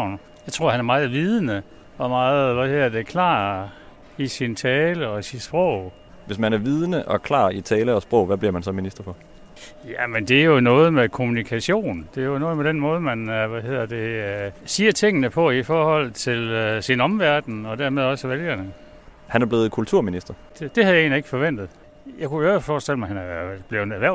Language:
Danish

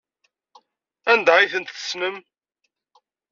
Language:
Kabyle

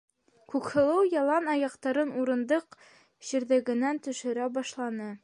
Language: Bashkir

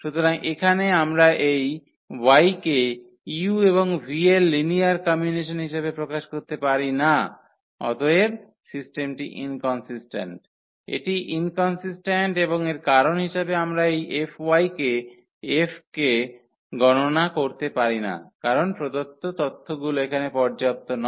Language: Bangla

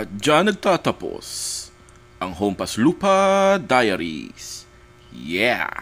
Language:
Filipino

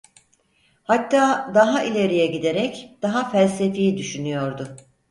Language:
Turkish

